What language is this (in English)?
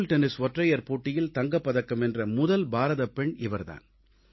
Tamil